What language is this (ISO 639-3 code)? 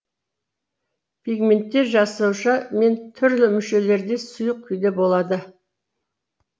kaz